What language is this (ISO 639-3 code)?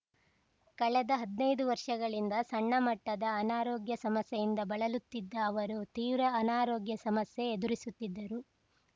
kan